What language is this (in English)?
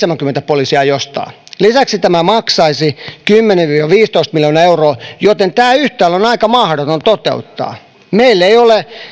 Finnish